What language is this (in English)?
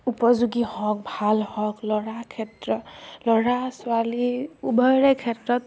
Assamese